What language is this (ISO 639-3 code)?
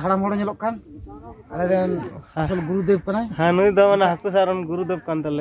hin